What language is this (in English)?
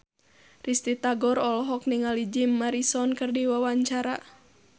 Sundanese